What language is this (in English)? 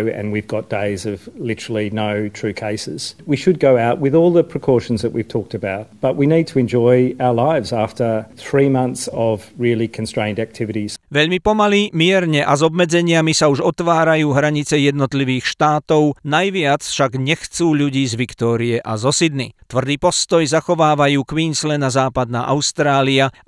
Slovak